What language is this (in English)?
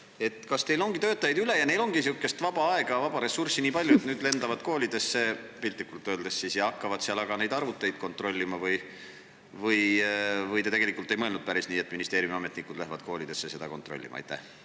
Estonian